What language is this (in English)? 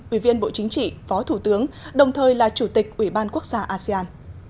Vietnamese